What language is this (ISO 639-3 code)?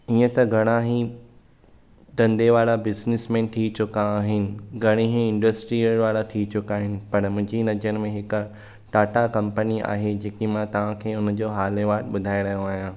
snd